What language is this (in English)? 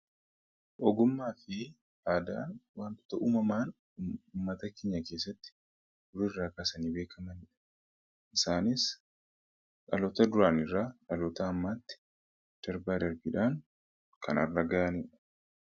Oromo